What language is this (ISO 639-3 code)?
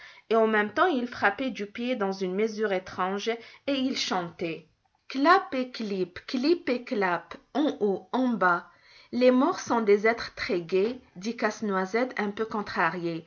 fra